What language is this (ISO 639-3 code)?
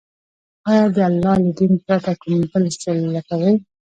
pus